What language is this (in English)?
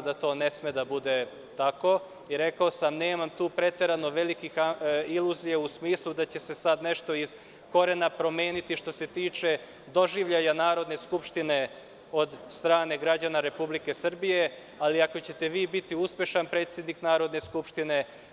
Serbian